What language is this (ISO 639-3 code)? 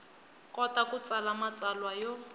tso